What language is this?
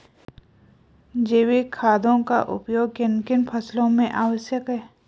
Hindi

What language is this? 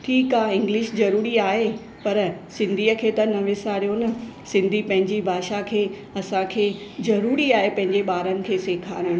Sindhi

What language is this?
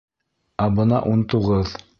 Bashkir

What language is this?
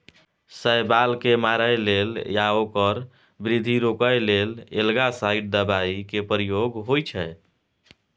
Maithili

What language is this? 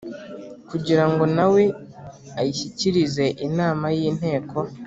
Kinyarwanda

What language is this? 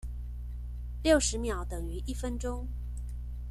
Chinese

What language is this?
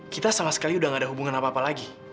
Indonesian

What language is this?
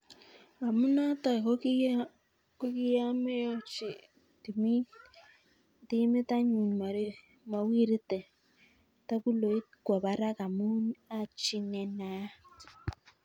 Kalenjin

